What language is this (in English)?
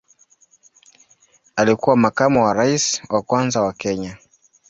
Swahili